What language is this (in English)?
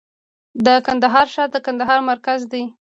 Pashto